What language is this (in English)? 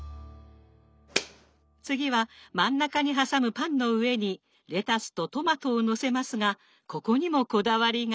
Japanese